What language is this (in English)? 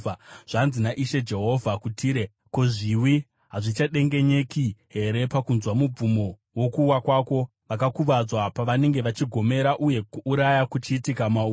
Shona